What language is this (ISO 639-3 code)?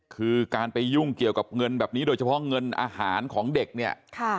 tha